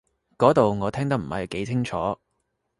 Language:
Cantonese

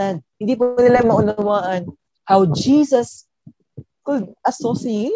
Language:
Filipino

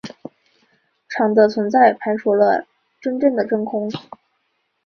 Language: Chinese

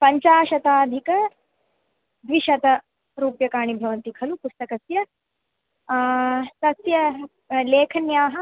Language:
Sanskrit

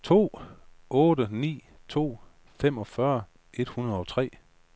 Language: Danish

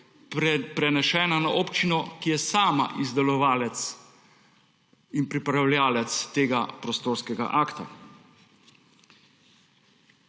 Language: Slovenian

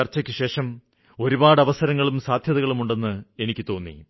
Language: Malayalam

